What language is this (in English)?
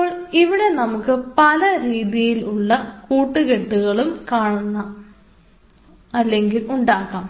Malayalam